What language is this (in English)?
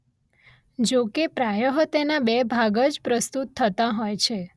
Gujarati